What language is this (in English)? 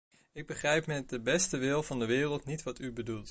Dutch